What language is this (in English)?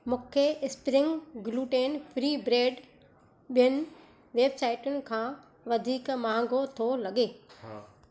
Sindhi